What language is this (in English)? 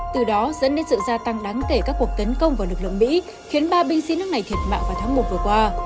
Vietnamese